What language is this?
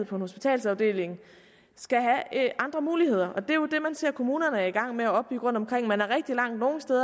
Danish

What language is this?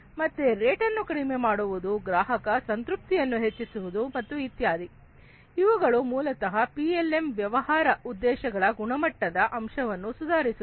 Kannada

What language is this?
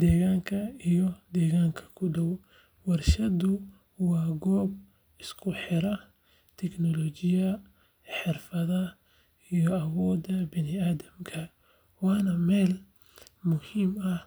Somali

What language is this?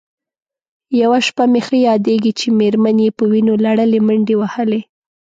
Pashto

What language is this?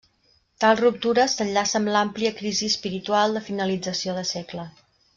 Catalan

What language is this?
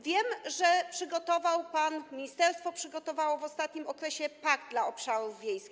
Polish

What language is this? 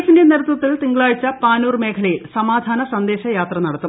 Malayalam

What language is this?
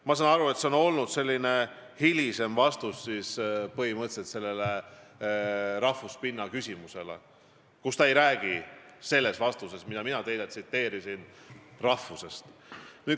Estonian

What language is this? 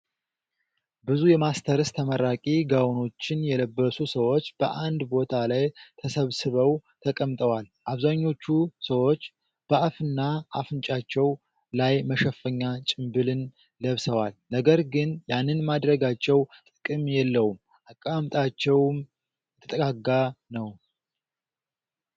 Amharic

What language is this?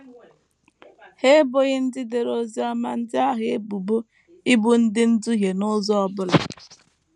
Igbo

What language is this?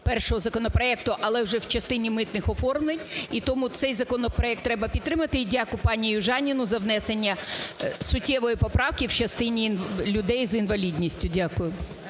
Ukrainian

